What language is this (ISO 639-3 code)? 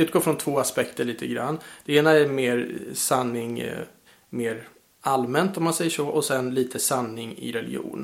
swe